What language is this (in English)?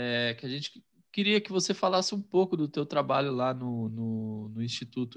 Portuguese